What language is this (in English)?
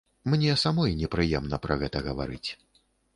Belarusian